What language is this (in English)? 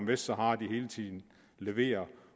Danish